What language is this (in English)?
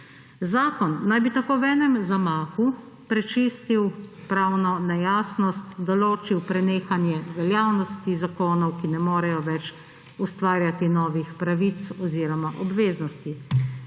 Slovenian